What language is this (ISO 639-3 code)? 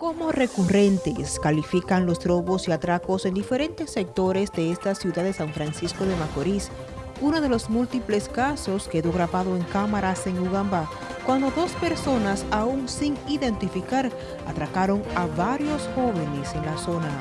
spa